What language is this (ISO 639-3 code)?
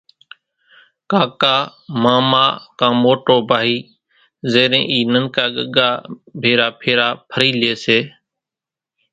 gjk